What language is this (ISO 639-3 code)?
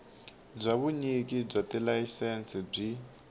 tso